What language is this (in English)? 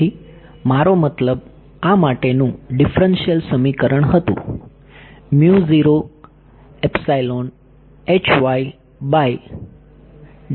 Gujarati